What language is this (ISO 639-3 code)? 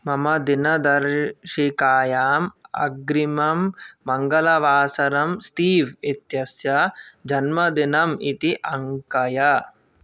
san